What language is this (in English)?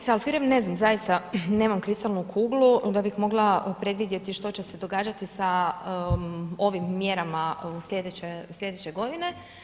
Croatian